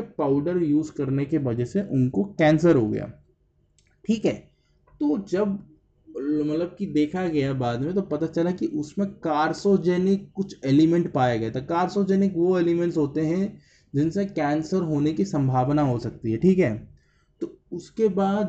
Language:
Hindi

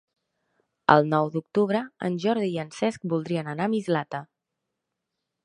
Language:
Catalan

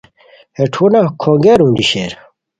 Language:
Khowar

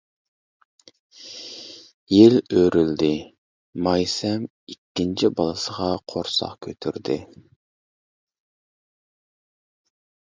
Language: Uyghur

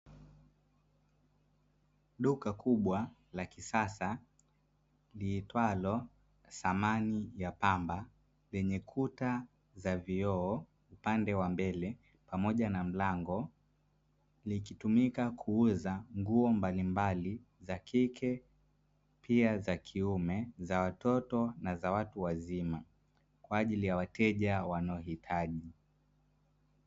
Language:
Swahili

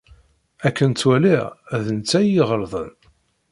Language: Kabyle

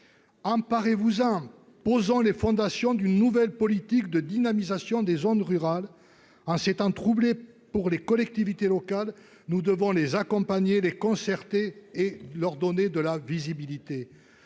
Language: French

